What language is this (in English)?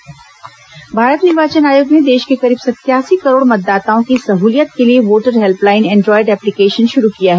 Hindi